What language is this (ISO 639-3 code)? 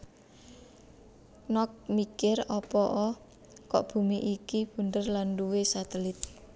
jav